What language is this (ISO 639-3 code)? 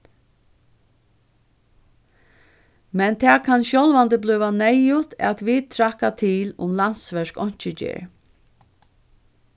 fao